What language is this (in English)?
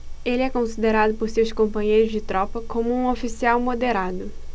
Portuguese